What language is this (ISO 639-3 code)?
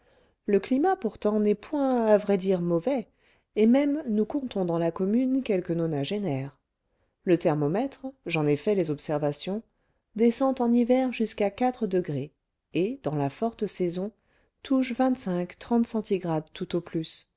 fra